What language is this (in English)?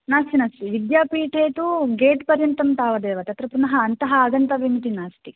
Sanskrit